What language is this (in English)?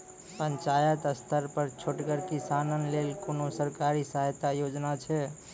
Maithili